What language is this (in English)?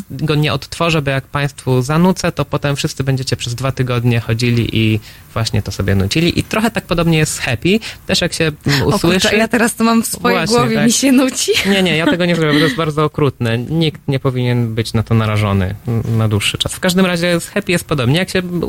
Polish